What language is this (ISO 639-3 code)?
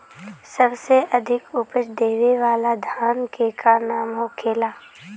bho